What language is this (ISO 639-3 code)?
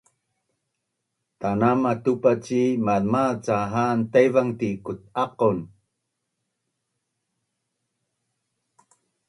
bnn